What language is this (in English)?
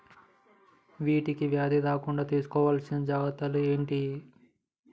Telugu